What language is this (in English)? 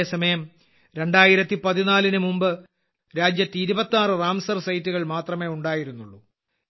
Malayalam